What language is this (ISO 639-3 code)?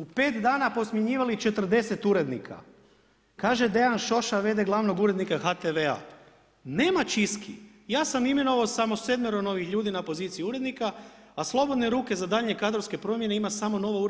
hrv